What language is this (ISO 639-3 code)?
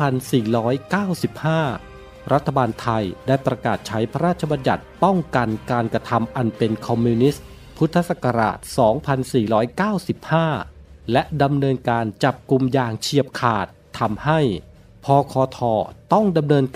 tha